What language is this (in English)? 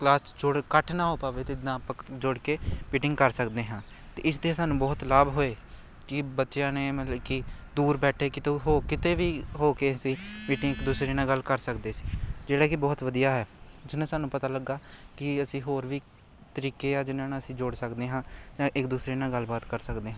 Punjabi